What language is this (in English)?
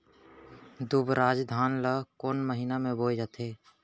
Chhattisgarhi